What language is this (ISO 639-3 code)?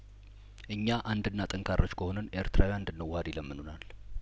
amh